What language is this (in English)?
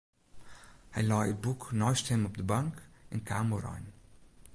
Western Frisian